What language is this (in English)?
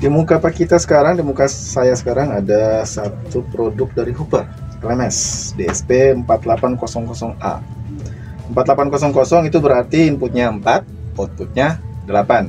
Indonesian